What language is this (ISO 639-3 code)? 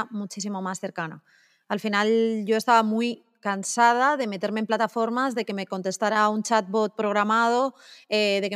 spa